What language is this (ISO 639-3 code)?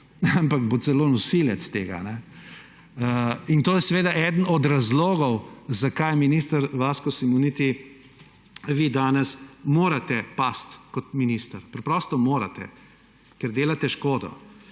slv